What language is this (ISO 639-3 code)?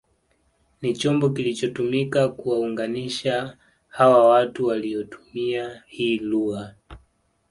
swa